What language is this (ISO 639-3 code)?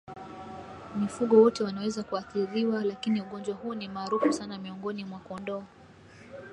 swa